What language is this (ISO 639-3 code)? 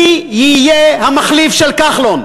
heb